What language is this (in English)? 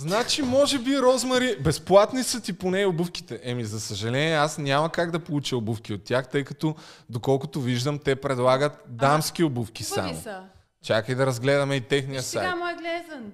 Bulgarian